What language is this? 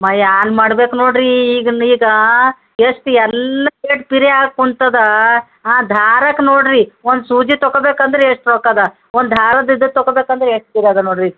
Kannada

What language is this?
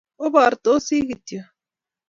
Kalenjin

